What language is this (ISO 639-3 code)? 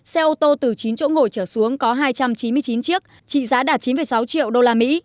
vie